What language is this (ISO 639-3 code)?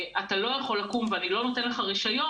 heb